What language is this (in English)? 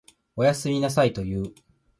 Japanese